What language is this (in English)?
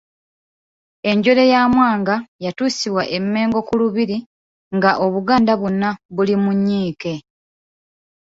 Ganda